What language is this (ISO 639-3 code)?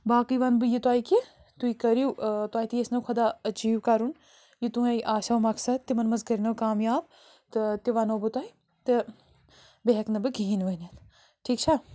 kas